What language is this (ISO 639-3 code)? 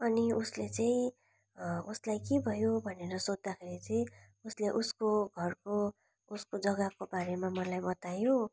nep